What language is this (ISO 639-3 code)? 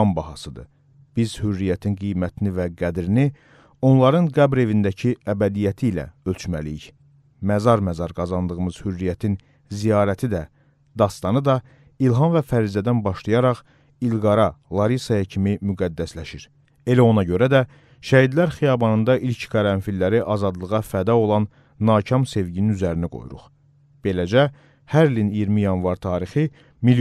tur